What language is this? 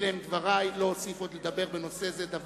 Hebrew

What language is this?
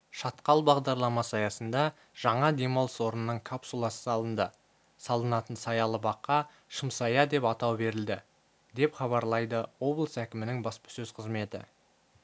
Kazakh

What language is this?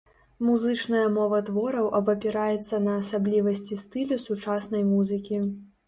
Belarusian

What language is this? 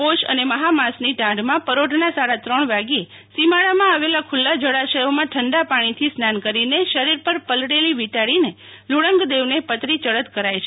Gujarati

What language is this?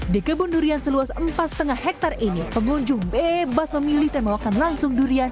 Indonesian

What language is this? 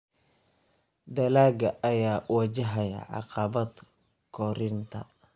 Somali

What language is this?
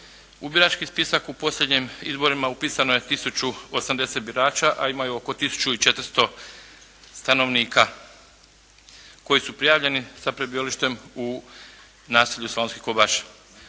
Croatian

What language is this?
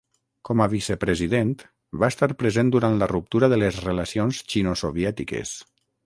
Catalan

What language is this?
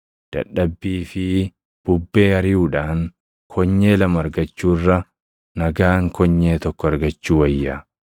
Oromo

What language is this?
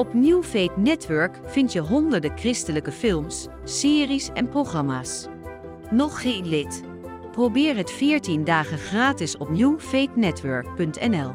Dutch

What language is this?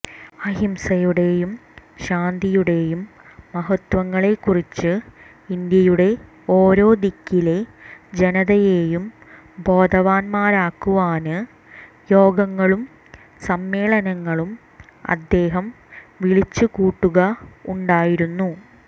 Malayalam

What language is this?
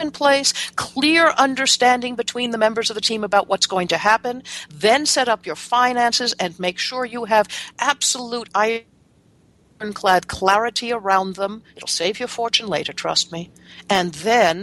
English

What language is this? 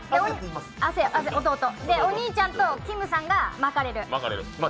Japanese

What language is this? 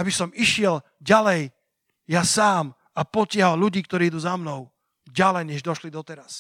Slovak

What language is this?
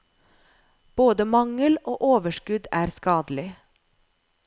Norwegian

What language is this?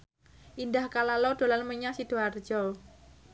Javanese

